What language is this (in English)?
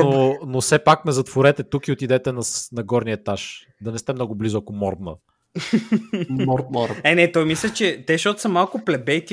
Bulgarian